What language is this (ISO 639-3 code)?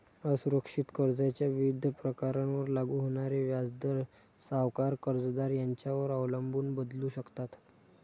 mar